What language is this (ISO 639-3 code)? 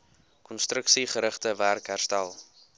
afr